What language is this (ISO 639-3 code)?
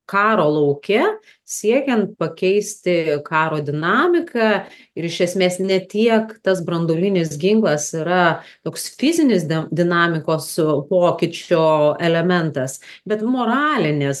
lit